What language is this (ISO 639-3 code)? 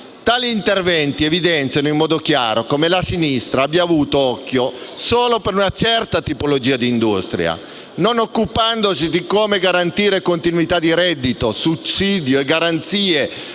ita